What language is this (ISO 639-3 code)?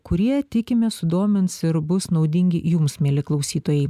lit